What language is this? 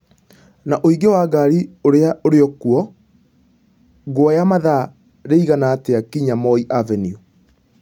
Kikuyu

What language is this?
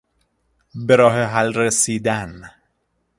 Persian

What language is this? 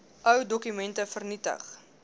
Afrikaans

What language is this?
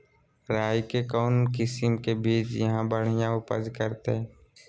Magahi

